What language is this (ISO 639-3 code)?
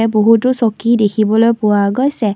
asm